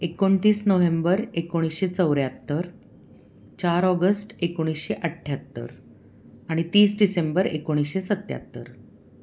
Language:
Marathi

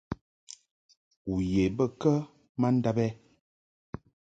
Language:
Mungaka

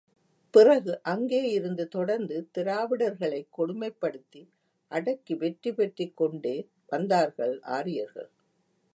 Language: Tamil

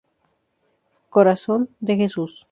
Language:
Spanish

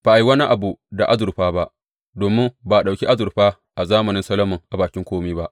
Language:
Hausa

